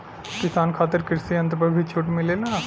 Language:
Bhojpuri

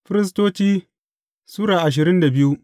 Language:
Hausa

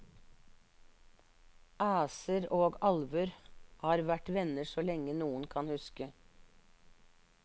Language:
Norwegian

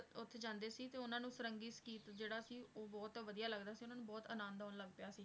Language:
Punjabi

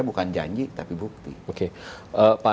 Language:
Indonesian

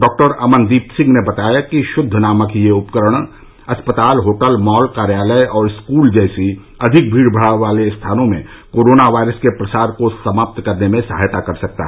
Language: Hindi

